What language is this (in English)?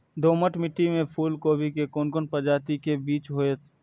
Maithili